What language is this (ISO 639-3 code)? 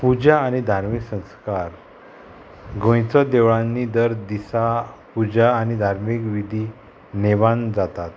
kok